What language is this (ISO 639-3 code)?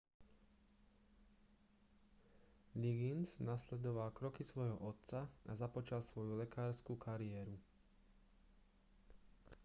slk